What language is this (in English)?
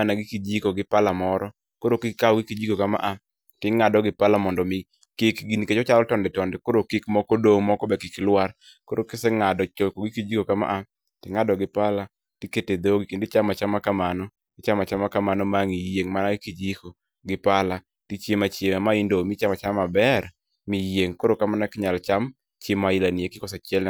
Luo (Kenya and Tanzania)